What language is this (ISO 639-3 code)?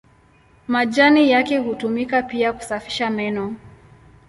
swa